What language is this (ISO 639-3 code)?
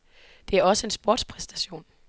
dan